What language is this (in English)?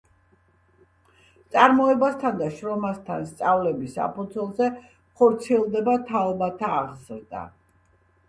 Georgian